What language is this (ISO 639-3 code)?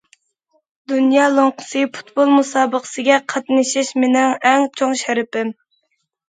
uig